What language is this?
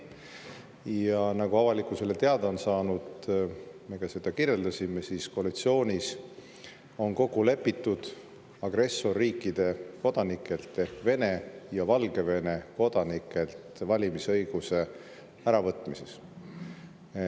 Estonian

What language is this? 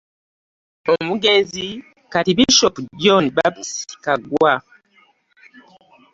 Ganda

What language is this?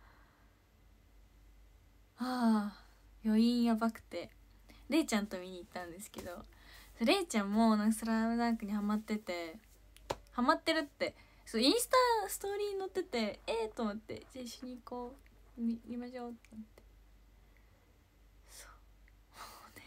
Japanese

